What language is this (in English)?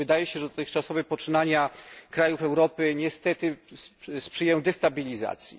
Polish